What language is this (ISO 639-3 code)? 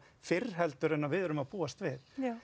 isl